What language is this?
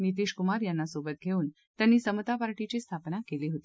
Marathi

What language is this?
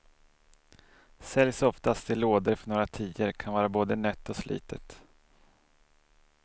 Swedish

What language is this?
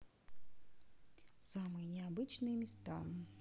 Russian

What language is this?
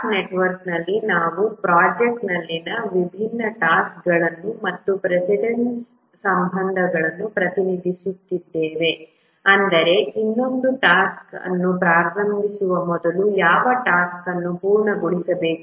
Kannada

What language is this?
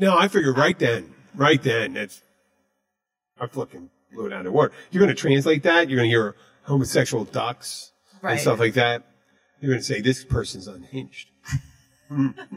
English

